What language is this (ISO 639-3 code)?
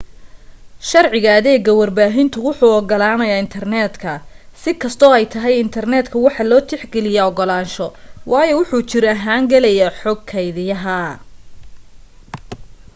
som